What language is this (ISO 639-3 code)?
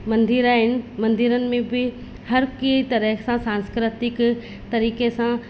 snd